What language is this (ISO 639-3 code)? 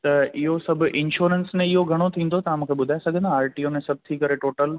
snd